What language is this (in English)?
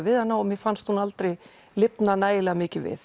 Icelandic